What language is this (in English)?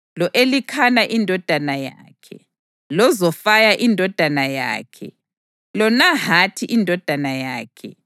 North Ndebele